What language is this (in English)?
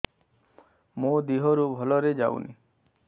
Odia